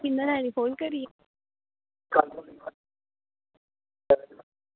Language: Dogri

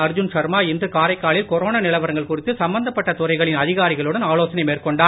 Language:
Tamil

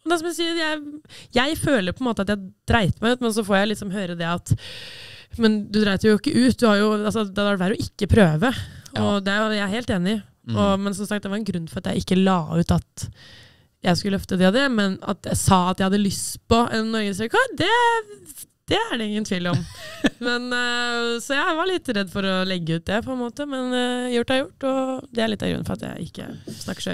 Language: Norwegian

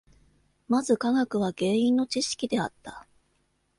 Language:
Japanese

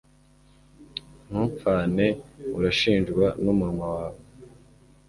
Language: Kinyarwanda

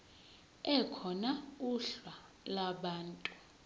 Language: Zulu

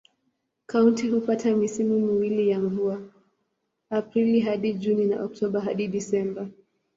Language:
Swahili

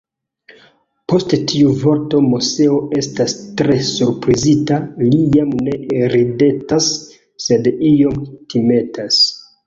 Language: Esperanto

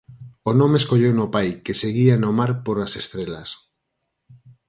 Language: Galician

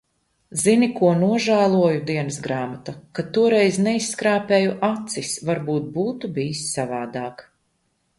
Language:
Latvian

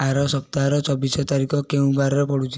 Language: Odia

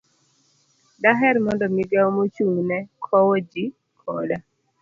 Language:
Luo (Kenya and Tanzania)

